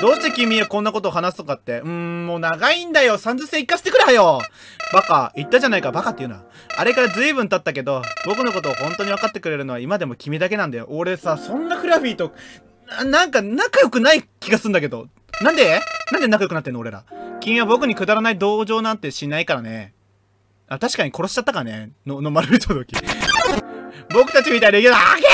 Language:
Japanese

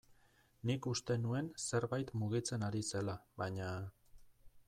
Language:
Basque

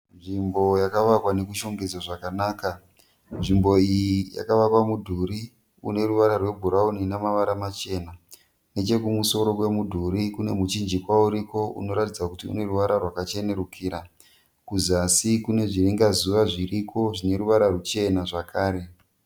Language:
Shona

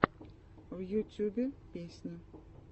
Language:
Russian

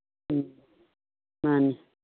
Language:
Manipuri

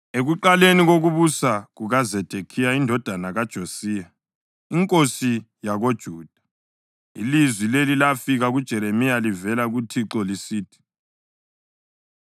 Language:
North Ndebele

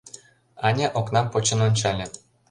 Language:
Mari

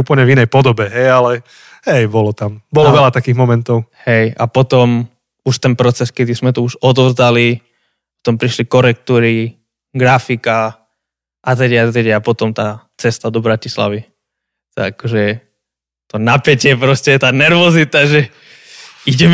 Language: Slovak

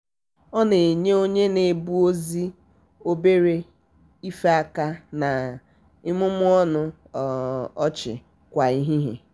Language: Igbo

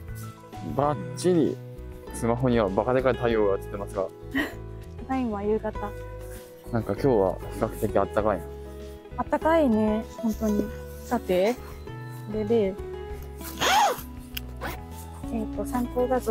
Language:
Japanese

